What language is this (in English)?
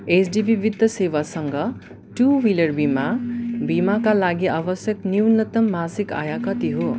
Nepali